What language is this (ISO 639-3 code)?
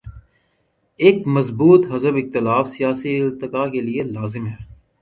urd